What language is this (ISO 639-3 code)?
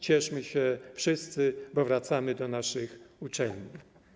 pol